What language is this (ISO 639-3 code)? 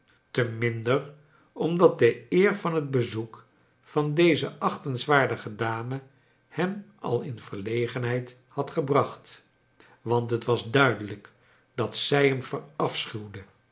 nld